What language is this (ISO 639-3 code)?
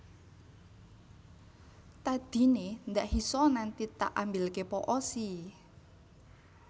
jav